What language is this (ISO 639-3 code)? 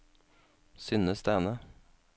nor